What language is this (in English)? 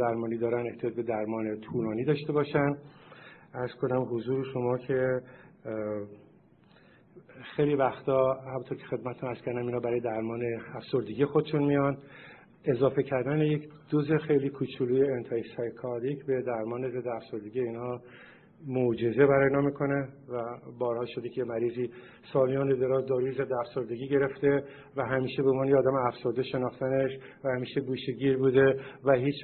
Persian